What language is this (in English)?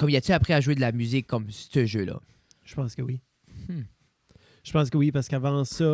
French